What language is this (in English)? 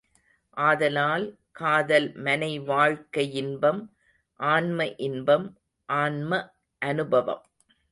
Tamil